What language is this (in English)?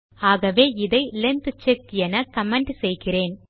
Tamil